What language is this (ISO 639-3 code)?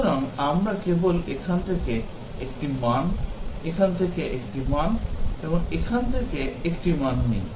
ben